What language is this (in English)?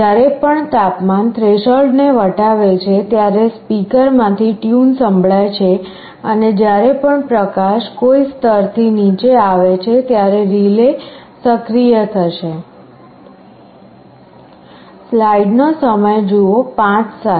Gujarati